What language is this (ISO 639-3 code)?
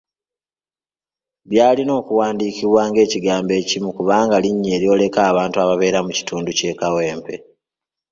lug